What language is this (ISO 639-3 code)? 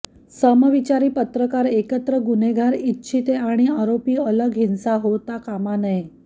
mar